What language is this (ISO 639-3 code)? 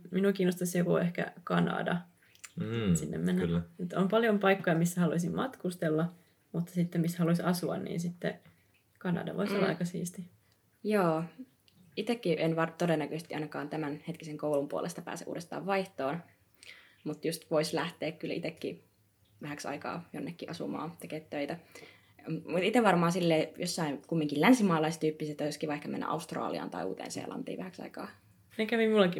fin